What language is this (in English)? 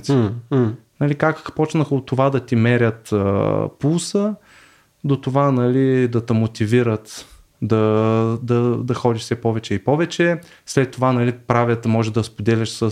Bulgarian